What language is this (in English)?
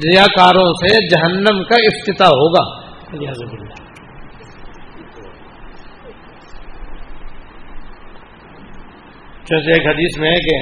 Urdu